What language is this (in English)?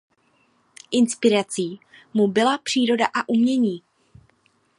Czech